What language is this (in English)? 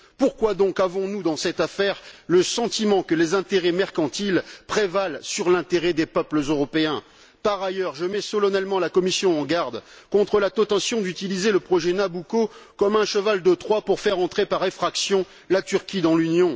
French